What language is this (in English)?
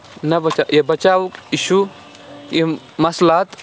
Kashmiri